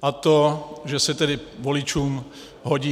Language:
Czech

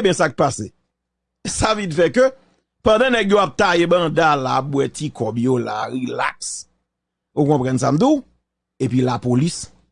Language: French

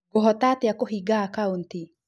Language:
Kikuyu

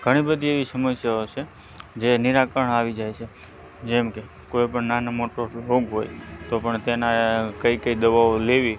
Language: Gujarati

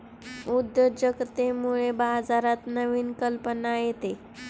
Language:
Marathi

